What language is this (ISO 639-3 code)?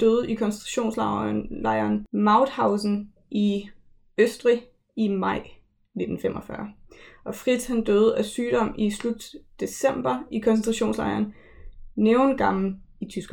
dan